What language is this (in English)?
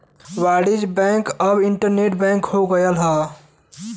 Bhojpuri